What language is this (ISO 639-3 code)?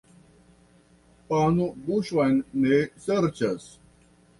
epo